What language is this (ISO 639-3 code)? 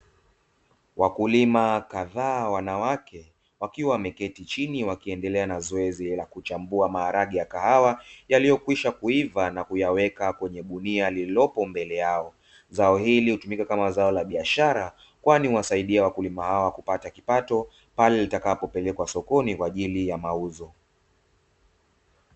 swa